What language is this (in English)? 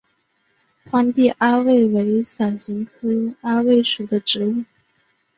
Chinese